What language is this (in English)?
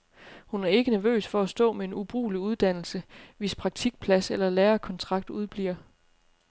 Danish